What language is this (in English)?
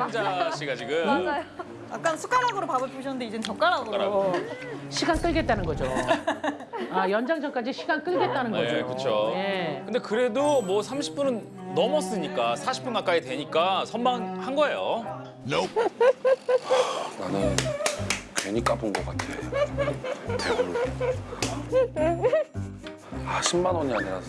Korean